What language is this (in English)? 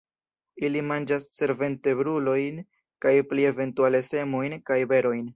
Esperanto